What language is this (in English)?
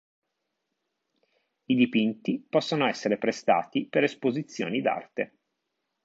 Italian